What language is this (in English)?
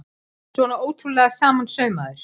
Icelandic